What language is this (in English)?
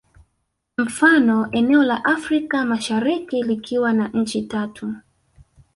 Swahili